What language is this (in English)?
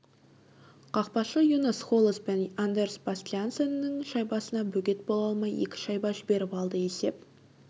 Kazakh